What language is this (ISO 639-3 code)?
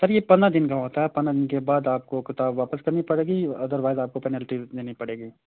urd